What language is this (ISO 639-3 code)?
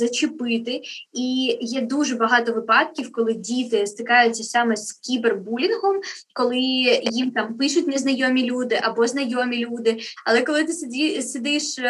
ukr